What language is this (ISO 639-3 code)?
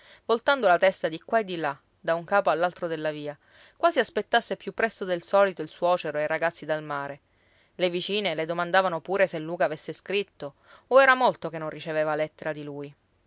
ita